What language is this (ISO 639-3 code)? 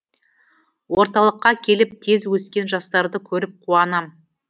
kaz